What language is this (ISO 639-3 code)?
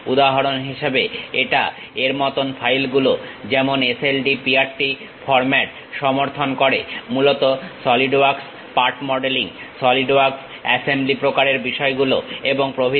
ben